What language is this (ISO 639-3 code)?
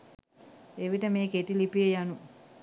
sin